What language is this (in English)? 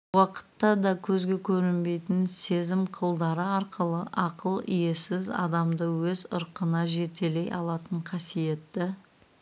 Kazakh